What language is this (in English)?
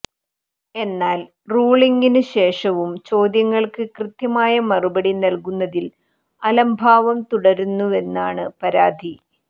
Malayalam